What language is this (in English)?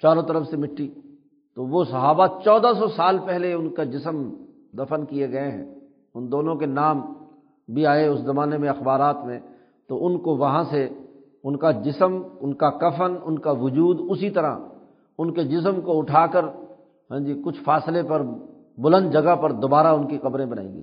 Urdu